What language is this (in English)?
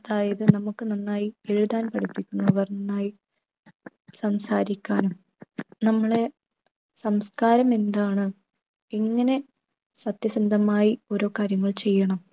Malayalam